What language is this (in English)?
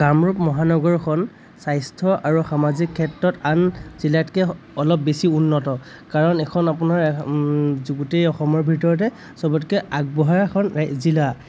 Assamese